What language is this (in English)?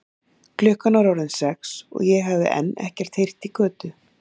Icelandic